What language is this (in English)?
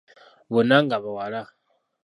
Ganda